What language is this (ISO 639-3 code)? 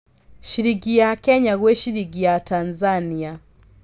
kik